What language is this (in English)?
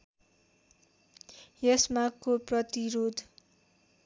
Nepali